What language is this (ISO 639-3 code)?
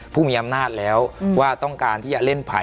tha